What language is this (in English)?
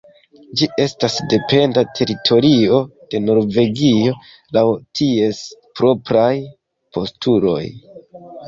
Esperanto